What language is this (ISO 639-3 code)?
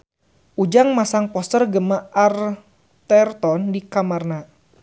sun